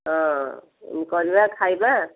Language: Odia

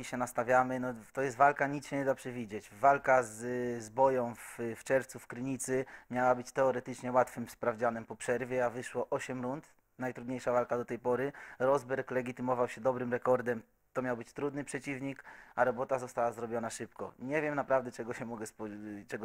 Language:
Polish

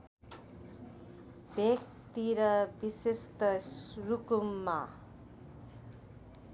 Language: Nepali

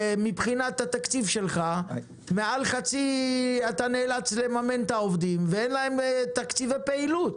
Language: Hebrew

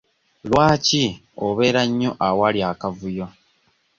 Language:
Ganda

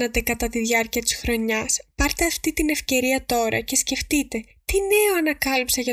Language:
Greek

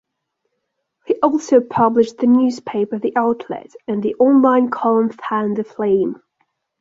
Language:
English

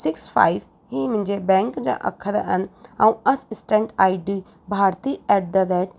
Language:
Sindhi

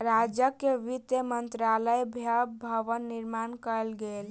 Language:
Maithili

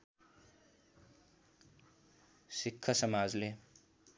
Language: Nepali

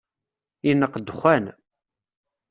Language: Kabyle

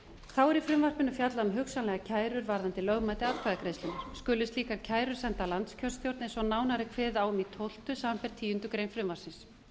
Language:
Icelandic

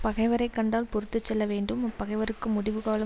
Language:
Tamil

